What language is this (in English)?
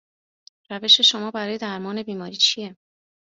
Persian